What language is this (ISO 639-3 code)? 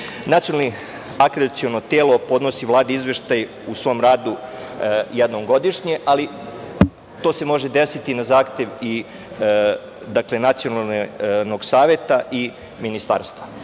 srp